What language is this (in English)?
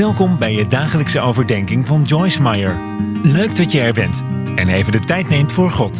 Dutch